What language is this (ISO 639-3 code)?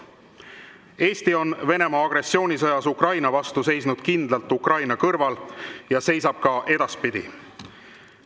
est